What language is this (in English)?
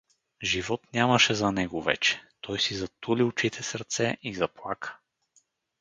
Bulgarian